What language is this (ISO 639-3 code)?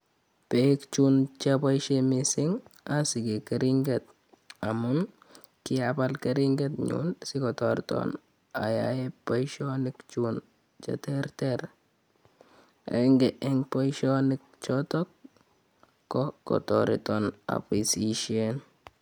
kln